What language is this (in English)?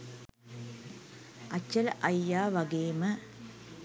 Sinhala